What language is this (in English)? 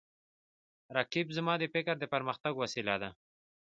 Pashto